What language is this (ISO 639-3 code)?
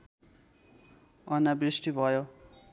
nep